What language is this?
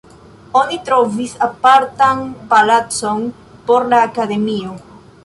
Esperanto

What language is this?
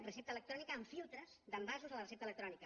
Catalan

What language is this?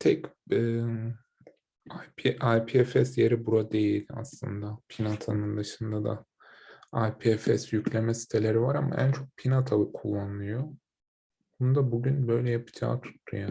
Turkish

